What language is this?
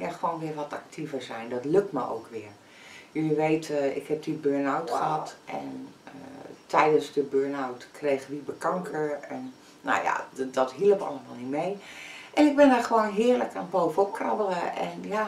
Dutch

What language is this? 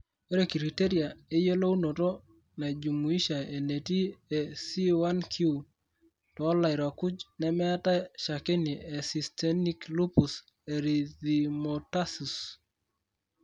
Masai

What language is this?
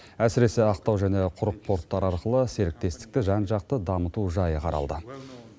Kazakh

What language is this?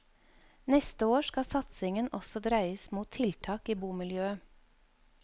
Norwegian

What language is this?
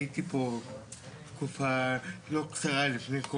Hebrew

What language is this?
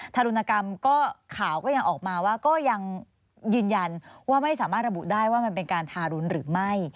Thai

